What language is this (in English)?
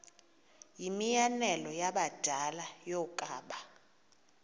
Xhosa